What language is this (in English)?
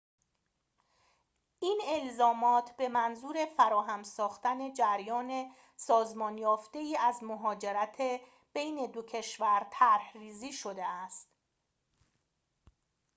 Persian